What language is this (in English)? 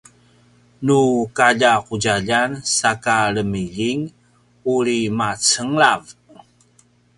Paiwan